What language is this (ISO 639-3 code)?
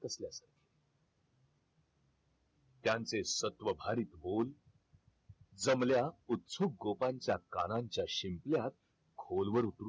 mar